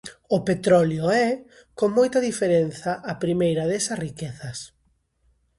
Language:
Galician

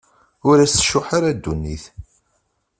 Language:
Kabyle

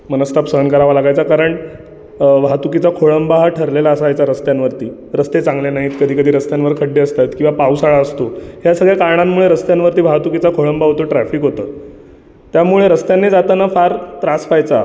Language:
Marathi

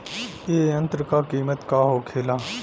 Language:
Bhojpuri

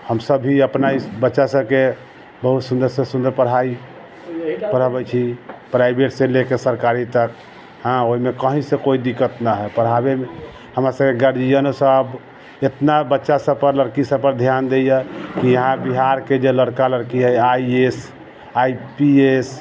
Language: Maithili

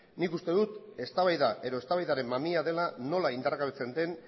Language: Basque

